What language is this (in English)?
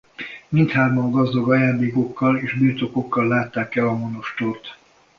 Hungarian